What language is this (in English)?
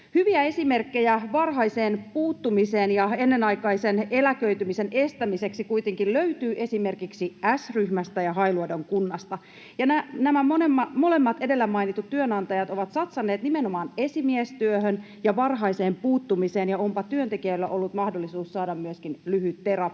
Finnish